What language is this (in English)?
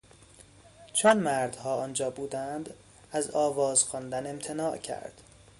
Persian